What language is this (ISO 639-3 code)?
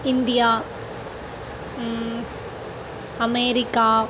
san